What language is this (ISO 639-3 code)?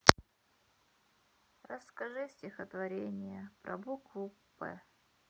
rus